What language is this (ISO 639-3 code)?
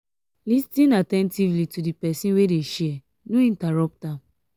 pcm